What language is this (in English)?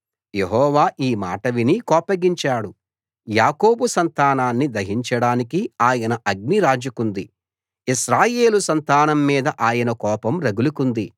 Telugu